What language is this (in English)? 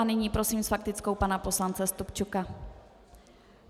Czech